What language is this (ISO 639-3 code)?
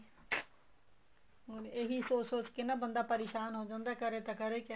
pan